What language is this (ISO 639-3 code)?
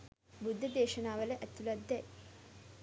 sin